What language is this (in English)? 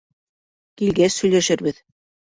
Bashkir